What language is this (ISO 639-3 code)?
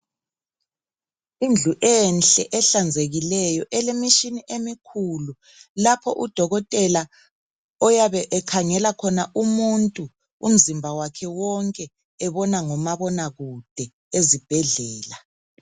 nde